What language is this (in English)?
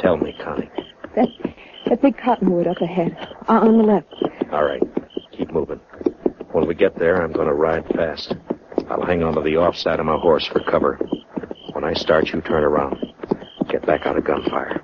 English